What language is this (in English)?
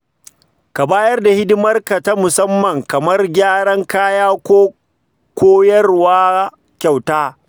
Hausa